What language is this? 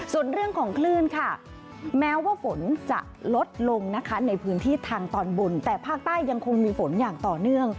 Thai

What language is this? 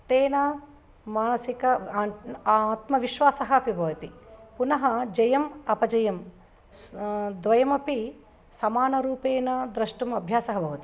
Sanskrit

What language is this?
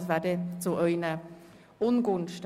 Swiss German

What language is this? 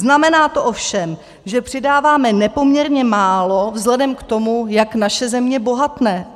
Czech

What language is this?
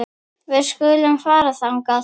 Icelandic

